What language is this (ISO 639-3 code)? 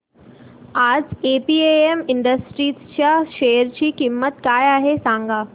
mar